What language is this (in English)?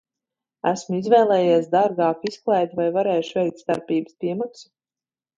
Latvian